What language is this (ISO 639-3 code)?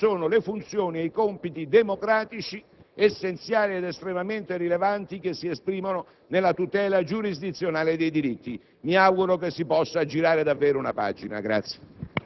ita